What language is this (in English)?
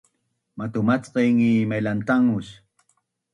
Bunun